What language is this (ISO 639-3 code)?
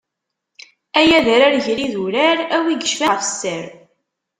kab